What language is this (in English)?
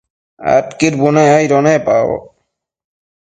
Matsés